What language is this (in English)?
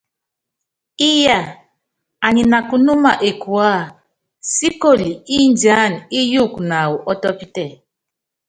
Yangben